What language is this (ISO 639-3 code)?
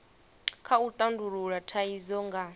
ven